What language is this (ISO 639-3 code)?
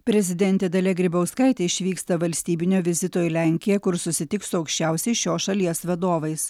lit